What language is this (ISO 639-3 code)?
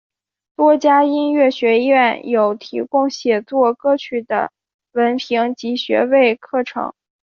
zho